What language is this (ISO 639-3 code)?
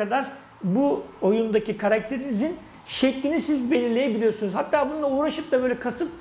tur